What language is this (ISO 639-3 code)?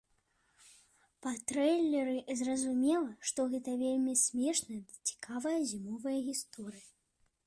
bel